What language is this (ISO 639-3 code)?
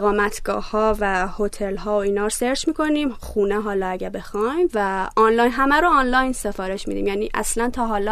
fas